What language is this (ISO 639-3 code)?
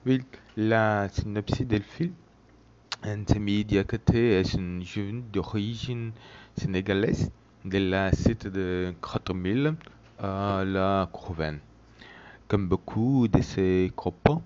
fra